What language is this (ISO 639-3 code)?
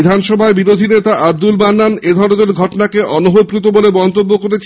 ben